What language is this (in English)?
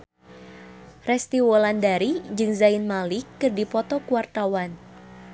Sundanese